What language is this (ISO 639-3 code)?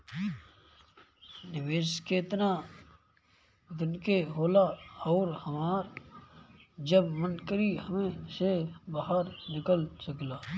bho